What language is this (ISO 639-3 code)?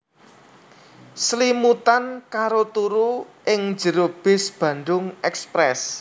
jav